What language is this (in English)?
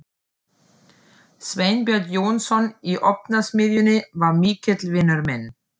Icelandic